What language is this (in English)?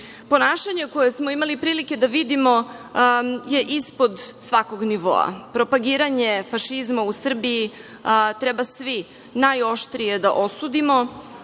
Serbian